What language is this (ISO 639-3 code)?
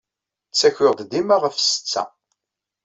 kab